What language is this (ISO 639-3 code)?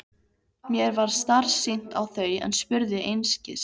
isl